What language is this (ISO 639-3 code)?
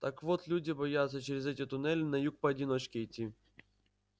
rus